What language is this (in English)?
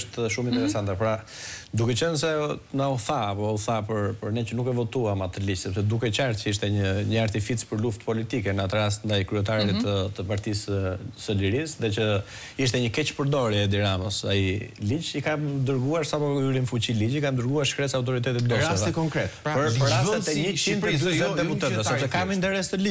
Romanian